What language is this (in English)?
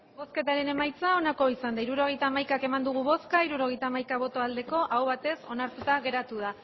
Basque